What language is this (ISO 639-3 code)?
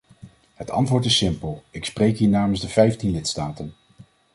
nld